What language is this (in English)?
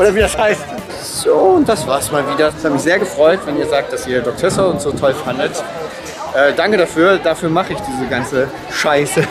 German